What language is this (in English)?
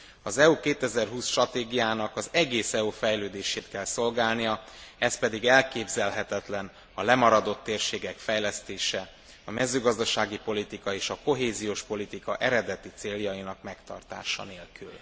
Hungarian